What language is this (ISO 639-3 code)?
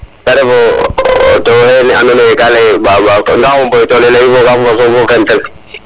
srr